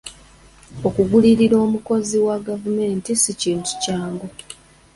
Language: Ganda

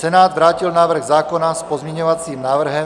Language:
Czech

